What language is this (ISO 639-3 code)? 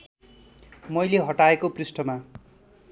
nep